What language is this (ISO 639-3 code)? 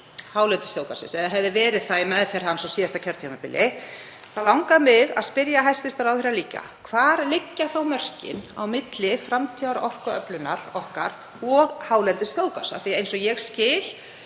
isl